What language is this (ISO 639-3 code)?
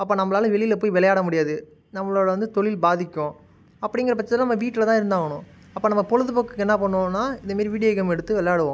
tam